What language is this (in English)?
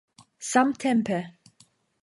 Esperanto